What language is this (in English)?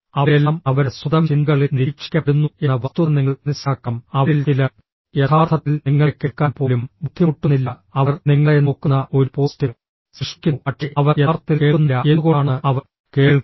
Malayalam